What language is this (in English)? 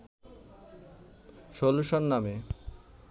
Bangla